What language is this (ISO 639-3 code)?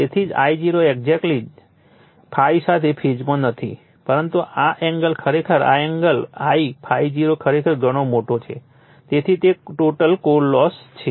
guj